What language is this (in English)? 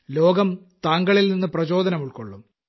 Malayalam